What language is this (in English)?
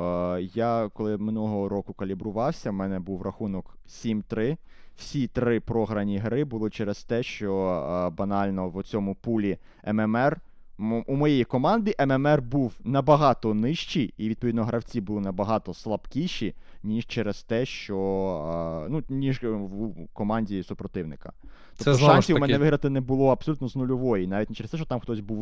Ukrainian